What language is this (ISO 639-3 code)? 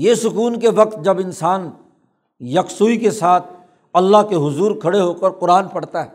urd